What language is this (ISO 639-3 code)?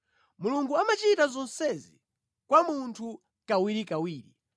nya